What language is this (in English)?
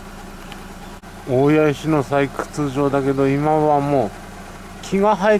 Japanese